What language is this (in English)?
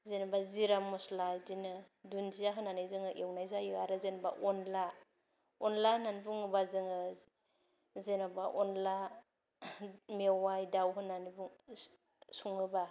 Bodo